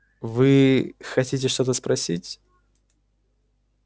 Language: Russian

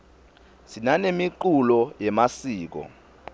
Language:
Swati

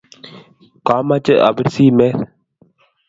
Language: Kalenjin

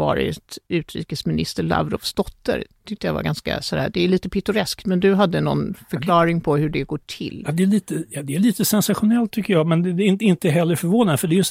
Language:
Swedish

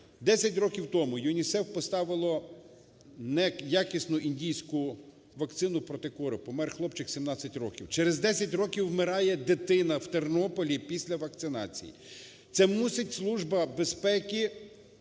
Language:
Ukrainian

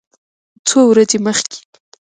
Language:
Pashto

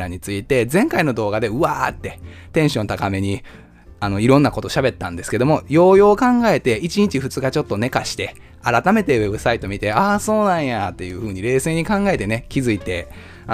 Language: Japanese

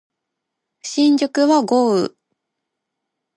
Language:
Japanese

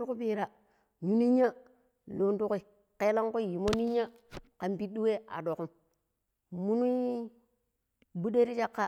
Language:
Pero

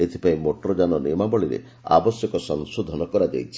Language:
Odia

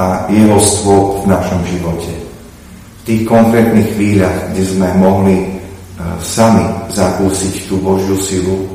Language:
Slovak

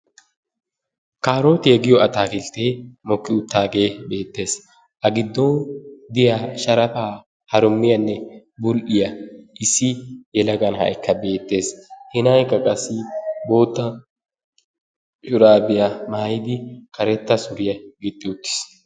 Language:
Wolaytta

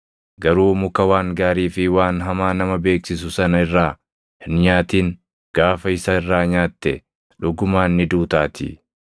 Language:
Oromo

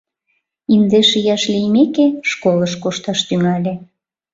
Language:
Mari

